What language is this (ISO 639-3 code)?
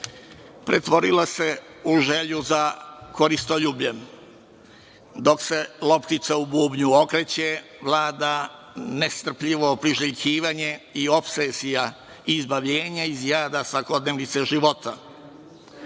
srp